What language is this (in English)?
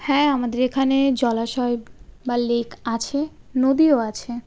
Bangla